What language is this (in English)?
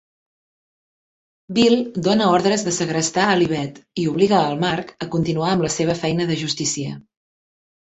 Catalan